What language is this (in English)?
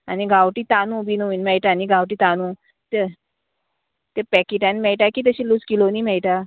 Konkani